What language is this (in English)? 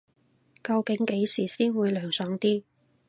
Cantonese